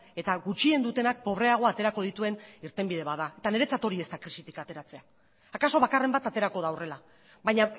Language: Basque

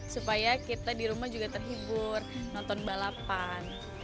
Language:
Indonesian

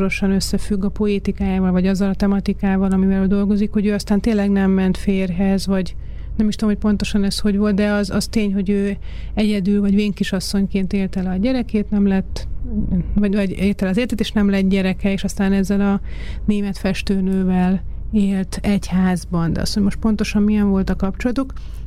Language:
Hungarian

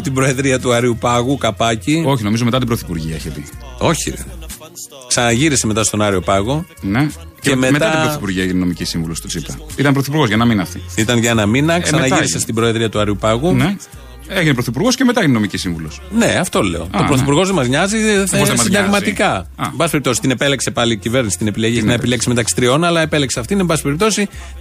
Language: Greek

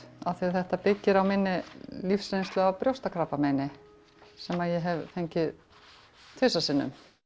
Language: Icelandic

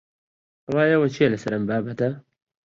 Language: Central Kurdish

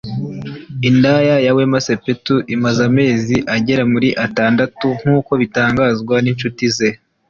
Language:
Kinyarwanda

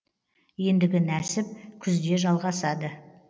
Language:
Kazakh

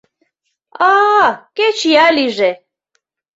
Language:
Mari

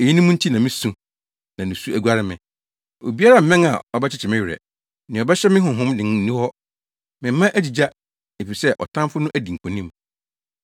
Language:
Akan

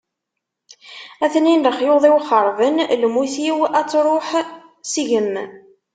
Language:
Kabyle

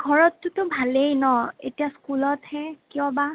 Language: Assamese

